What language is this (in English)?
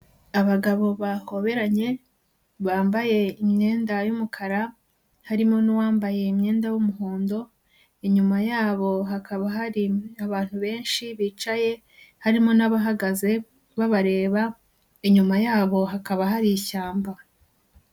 Kinyarwanda